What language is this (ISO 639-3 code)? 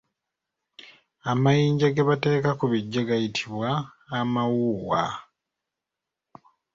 lug